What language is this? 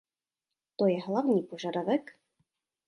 Czech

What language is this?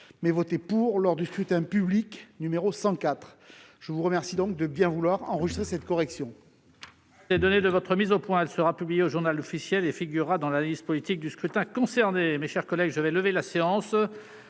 French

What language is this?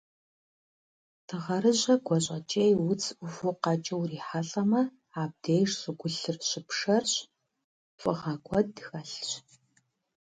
Kabardian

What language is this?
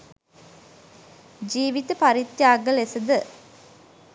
Sinhala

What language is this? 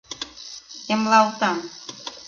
Mari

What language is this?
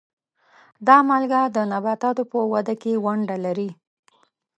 Pashto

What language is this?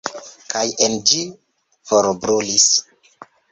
Esperanto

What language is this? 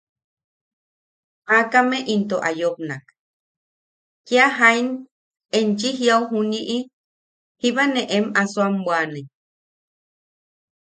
Yaqui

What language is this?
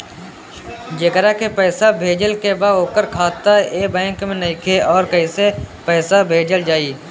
Bhojpuri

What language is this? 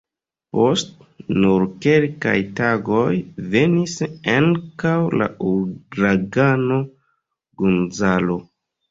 Esperanto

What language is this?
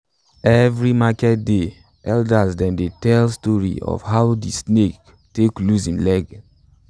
Nigerian Pidgin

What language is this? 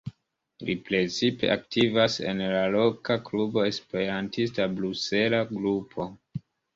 Esperanto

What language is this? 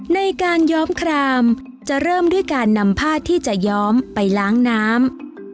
Thai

